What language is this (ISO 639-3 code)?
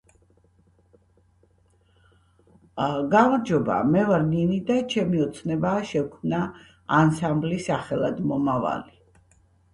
kat